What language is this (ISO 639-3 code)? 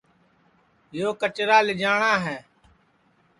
ssi